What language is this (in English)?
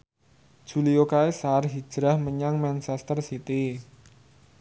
Javanese